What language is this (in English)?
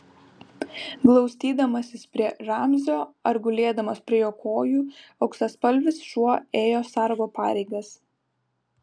Lithuanian